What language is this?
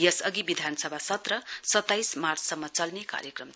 Nepali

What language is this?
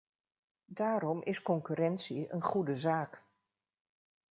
Dutch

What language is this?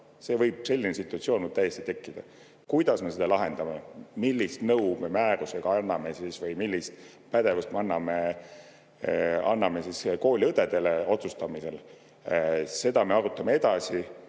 Estonian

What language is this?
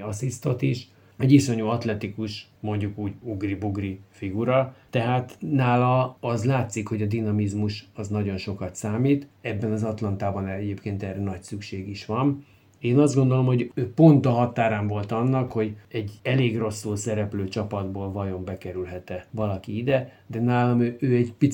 Hungarian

